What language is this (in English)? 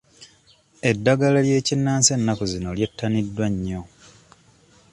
Ganda